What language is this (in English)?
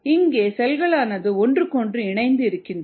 Tamil